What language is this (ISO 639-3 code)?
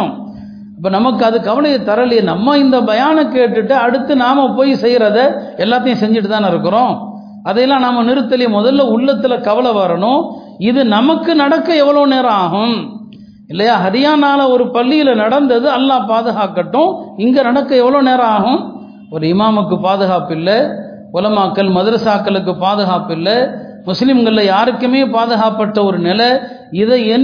tam